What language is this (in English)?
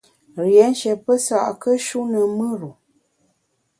Bamun